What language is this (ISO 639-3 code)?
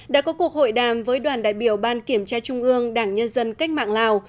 vie